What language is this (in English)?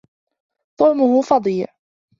Arabic